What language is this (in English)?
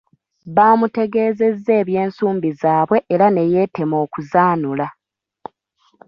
Ganda